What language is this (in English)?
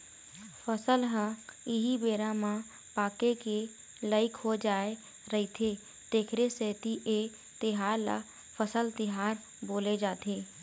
Chhattisgarhi